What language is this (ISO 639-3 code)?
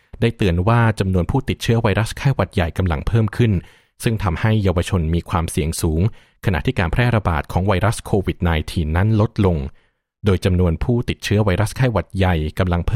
tha